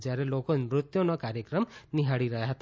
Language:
Gujarati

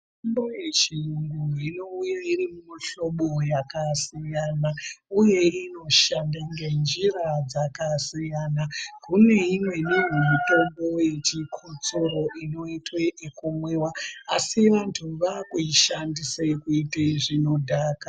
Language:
Ndau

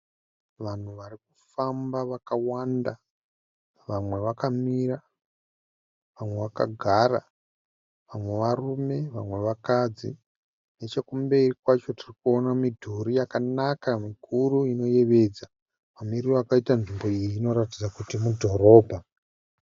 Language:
Shona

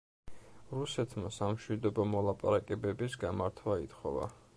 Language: Georgian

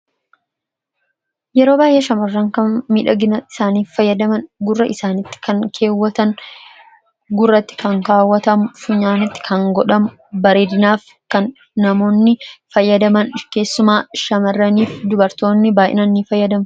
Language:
Oromo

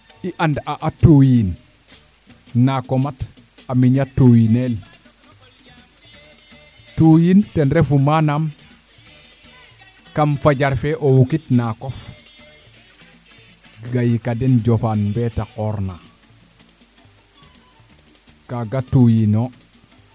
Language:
Serer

